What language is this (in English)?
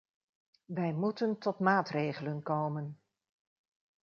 Dutch